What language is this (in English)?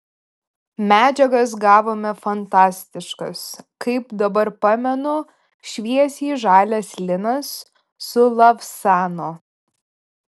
Lithuanian